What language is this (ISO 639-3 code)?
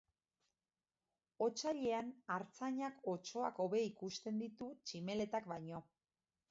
eus